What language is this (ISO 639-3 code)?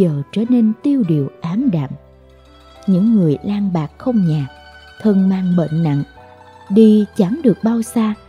vie